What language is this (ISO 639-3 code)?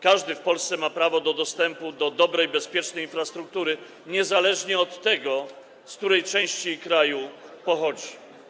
pol